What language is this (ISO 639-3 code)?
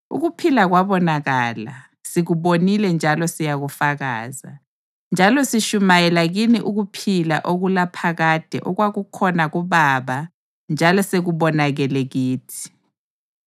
nde